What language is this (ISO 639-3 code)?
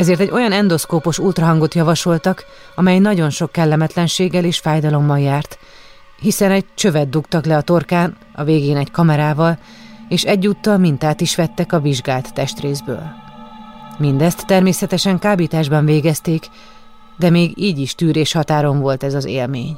hun